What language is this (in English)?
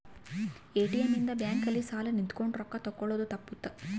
Kannada